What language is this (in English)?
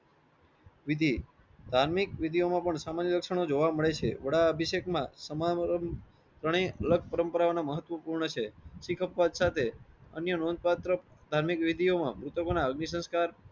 Gujarati